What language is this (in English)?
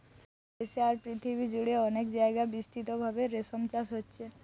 Bangla